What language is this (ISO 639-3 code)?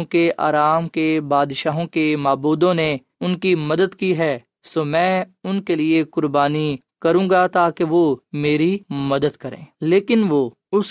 urd